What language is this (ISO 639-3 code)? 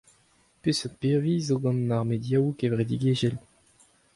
bre